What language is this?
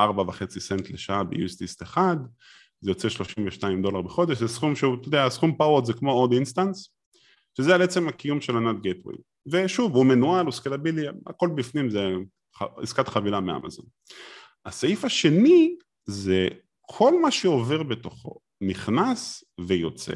Hebrew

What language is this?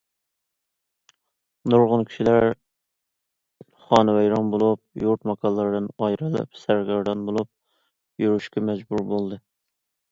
Uyghur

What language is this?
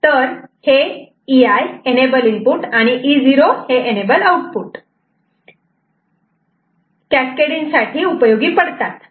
Marathi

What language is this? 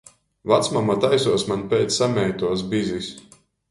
Latgalian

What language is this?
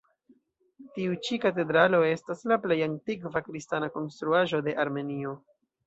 Esperanto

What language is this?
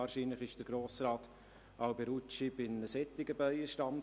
Swiss German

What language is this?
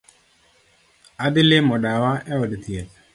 Luo (Kenya and Tanzania)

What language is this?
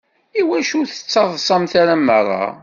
Kabyle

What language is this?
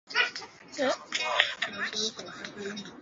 Swahili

